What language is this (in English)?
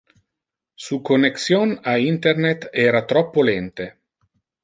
Interlingua